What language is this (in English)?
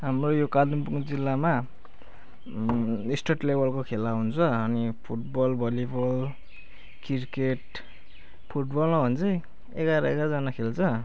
Nepali